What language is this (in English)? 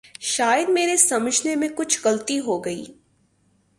Urdu